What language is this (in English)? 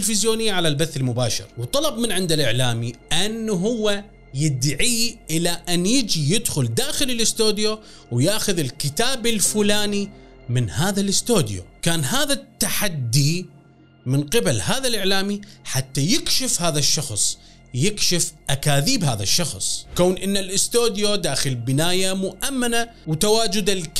Arabic